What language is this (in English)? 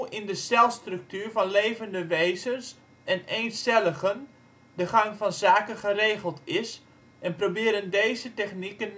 Dutch